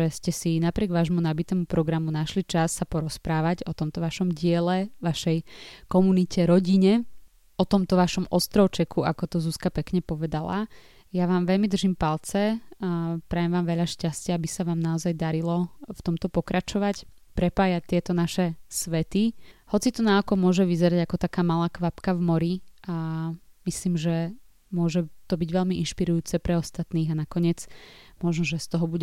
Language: Slovak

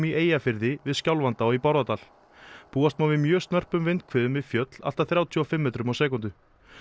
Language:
Icelandic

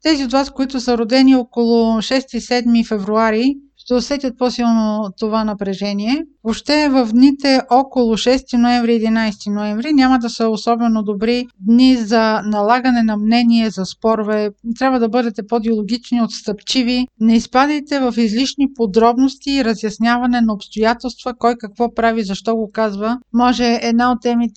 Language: Bulgarian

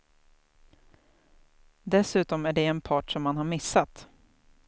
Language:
Swedish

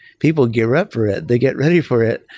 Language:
English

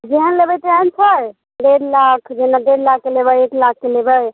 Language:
Maithili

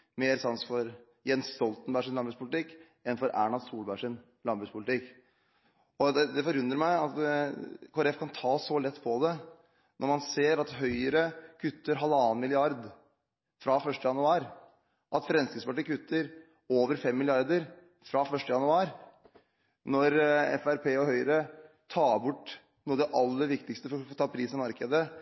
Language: Norwegian Bokmål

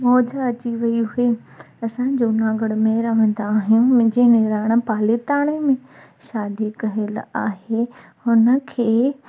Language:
Sindhi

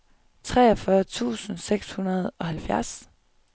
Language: Danish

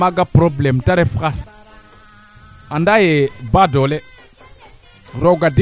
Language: Serer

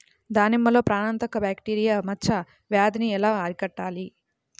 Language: Telugu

